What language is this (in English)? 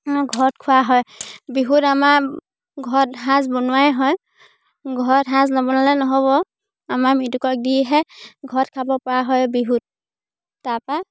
Assamese